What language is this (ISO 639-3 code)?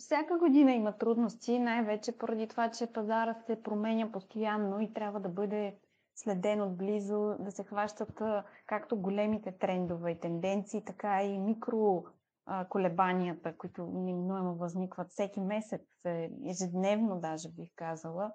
bul